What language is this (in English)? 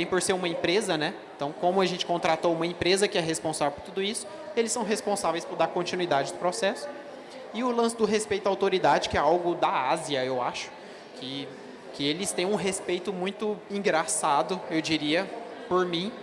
Portuguese